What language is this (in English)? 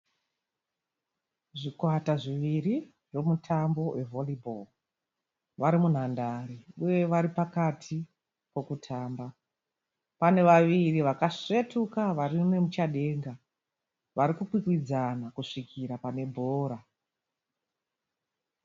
Shona